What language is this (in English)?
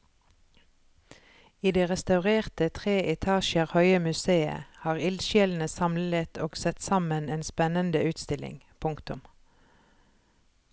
Norwegian